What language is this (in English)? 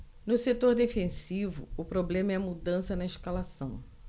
Portuguese